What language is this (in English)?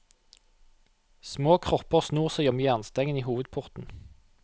Norwegian